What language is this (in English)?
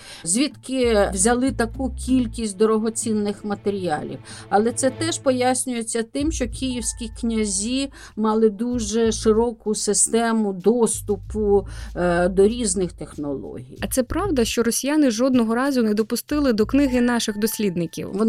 Ukrainian